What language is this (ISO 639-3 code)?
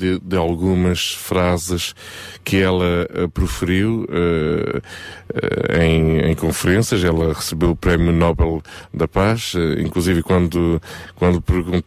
por